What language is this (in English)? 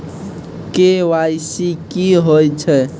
Maithili